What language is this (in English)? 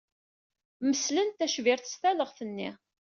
Kabyle